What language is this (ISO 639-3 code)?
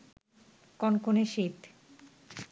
ben